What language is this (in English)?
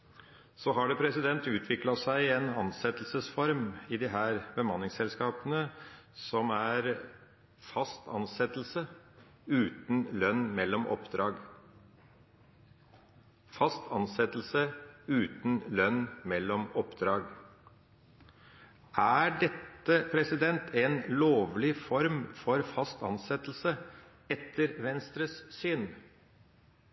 Norwegian Bokmål